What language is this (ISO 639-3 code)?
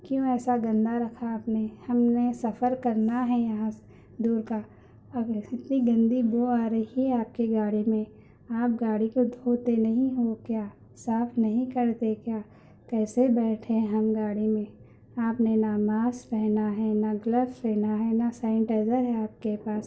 urd